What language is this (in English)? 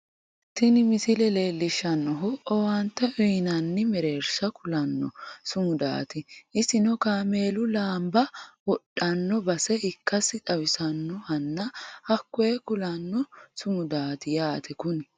Sidamo